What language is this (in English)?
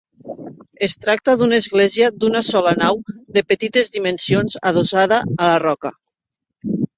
Catalan